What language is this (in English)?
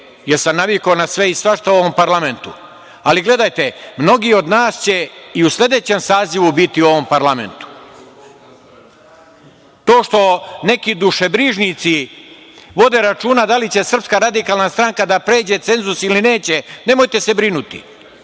Serbian